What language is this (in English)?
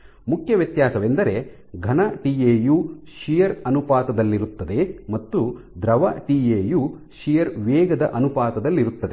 Kannada